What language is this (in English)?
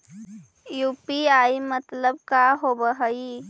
Magahi